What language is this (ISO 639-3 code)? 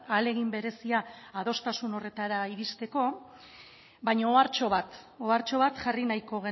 eus